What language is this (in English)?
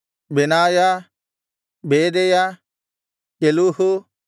Kannada